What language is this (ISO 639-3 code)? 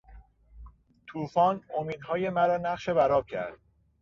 fas